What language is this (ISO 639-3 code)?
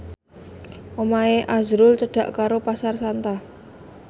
jav